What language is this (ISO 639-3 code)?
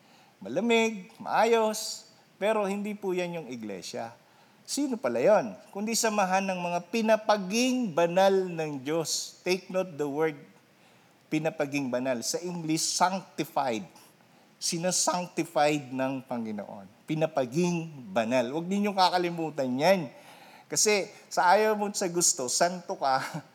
fil